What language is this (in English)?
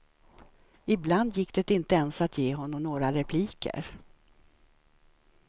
Swedish